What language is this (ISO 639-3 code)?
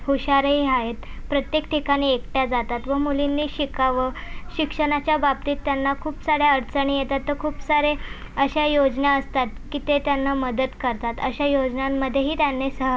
mar